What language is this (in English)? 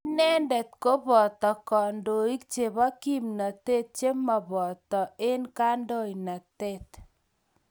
Kalenjin